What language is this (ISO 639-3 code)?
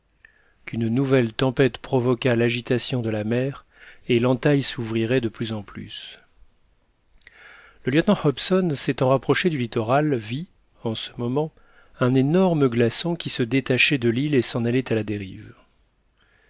fra